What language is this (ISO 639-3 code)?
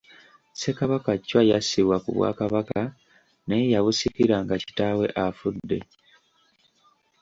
lug